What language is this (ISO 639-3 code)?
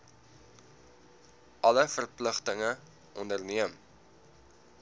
afr